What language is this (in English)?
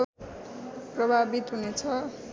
Nepali